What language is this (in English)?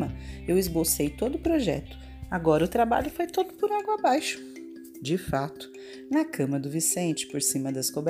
Portuguese